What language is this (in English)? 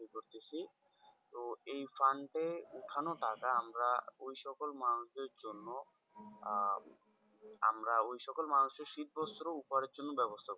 Bangla